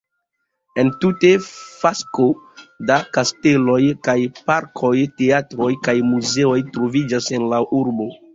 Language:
Esperanto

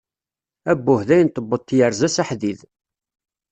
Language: Kabyle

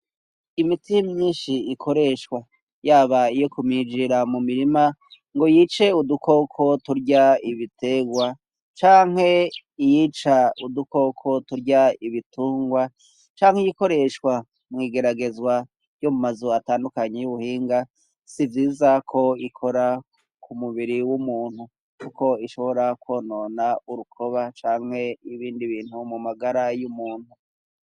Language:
Rundi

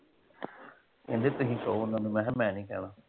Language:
Punjabi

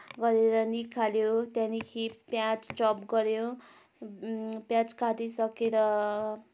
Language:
Nepali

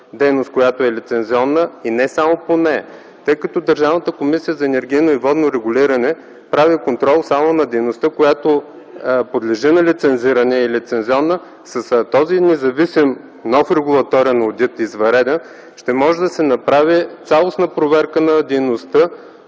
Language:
Bulgarian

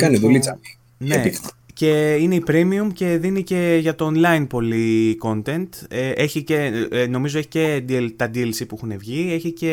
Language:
Greek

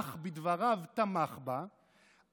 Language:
Hebrew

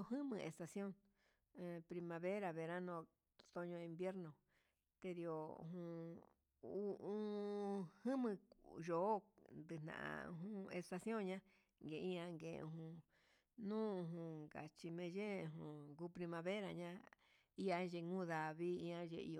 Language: Huitepec Mixtec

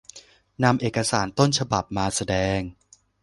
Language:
Thai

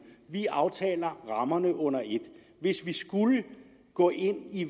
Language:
Danish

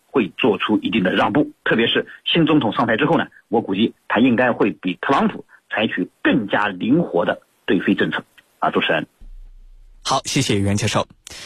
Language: Chinese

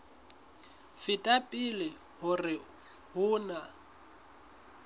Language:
Southern Sotho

